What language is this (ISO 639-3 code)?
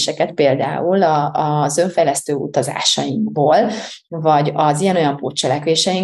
hun